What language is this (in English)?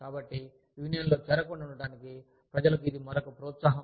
Telugu